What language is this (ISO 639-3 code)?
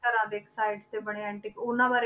pan